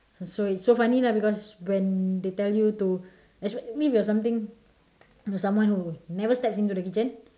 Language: English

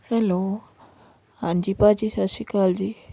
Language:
Punjabi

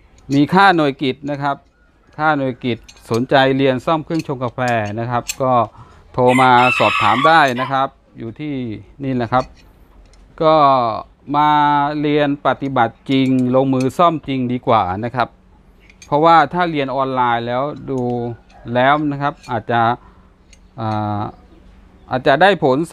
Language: Thai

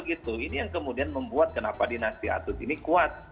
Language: Indonesian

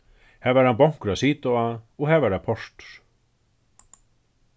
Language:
Faroese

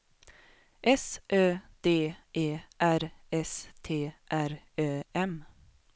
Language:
Swedish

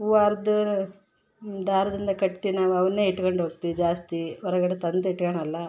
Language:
Kannada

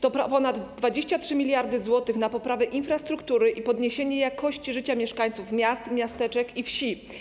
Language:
Polish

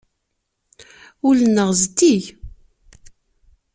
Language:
Kabyle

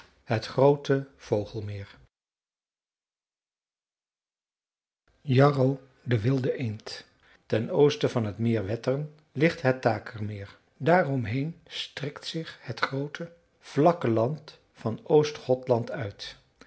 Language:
Dutch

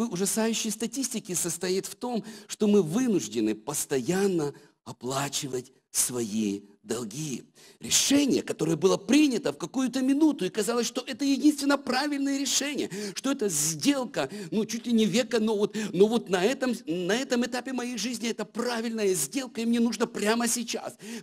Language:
Russian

